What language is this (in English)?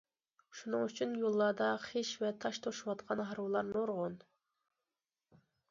Uyghur